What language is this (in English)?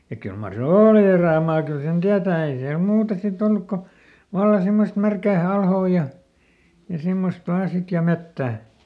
Finnish